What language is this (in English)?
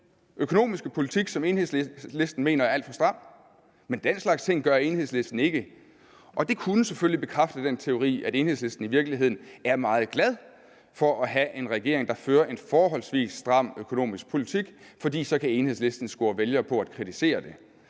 Danish